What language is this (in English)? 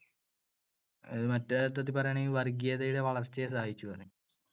Malayalam